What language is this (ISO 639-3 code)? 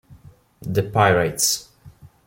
ita